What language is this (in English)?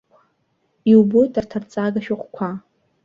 Abkhazian